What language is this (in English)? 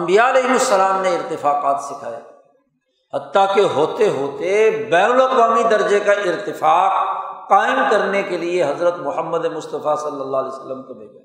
Urdu